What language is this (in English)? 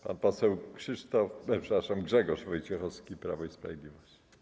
Polish